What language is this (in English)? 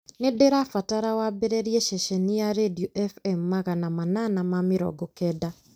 Kikuyu